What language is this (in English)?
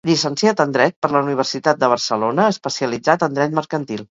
Catalan